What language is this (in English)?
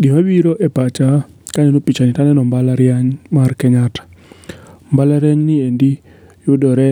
Luo (Kenya and Tanzania)